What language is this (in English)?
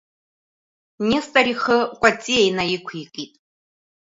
Abkhazian